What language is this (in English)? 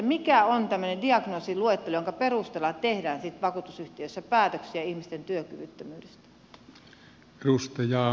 Finnish